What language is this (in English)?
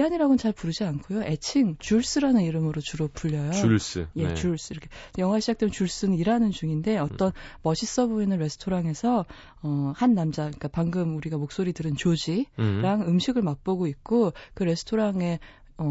Korean